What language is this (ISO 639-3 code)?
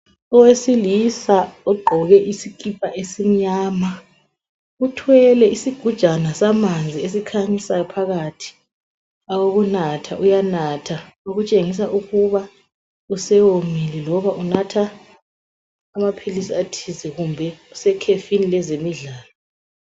nde